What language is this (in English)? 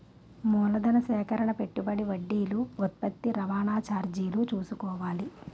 Telugu